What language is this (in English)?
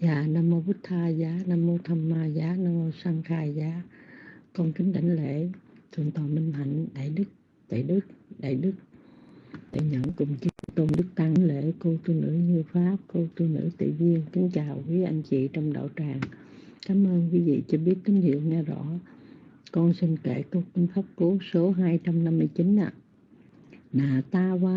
Vietnamese